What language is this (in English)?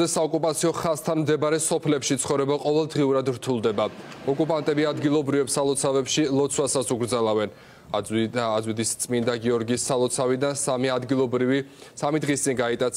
Romanian